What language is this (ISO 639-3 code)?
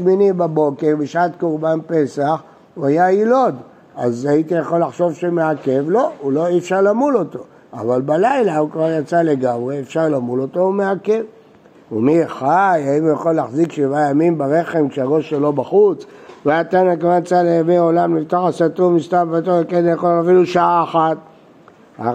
heb